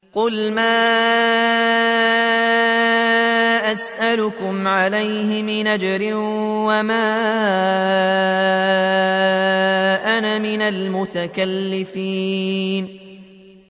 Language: Arabic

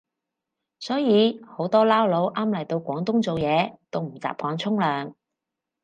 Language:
Cantonese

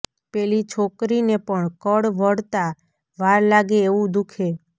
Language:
Gujarati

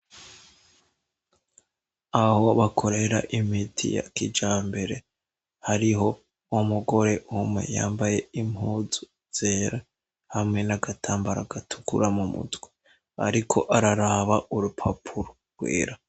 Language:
Rundi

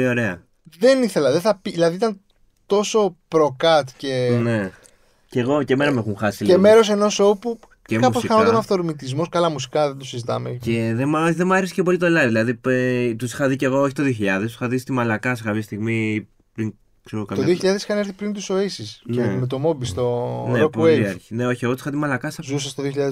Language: Greek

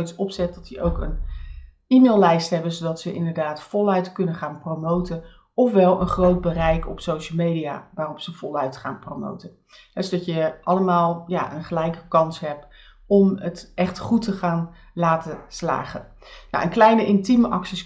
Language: Dutch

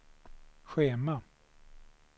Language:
Swedish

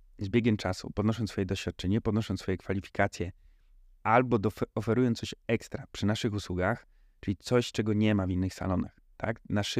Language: Polish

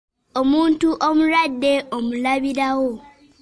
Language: Ganda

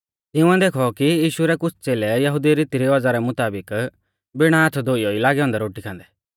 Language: Mahasu Pahari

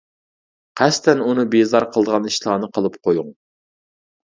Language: Uyghur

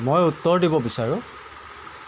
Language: Assamese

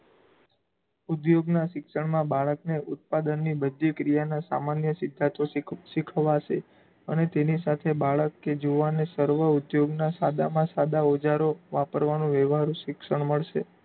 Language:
Gujarati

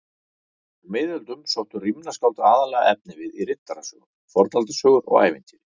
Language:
Icelandic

